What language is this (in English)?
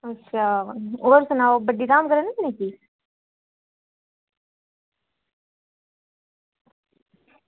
Dogri